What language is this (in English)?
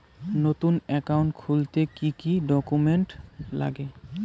Bangla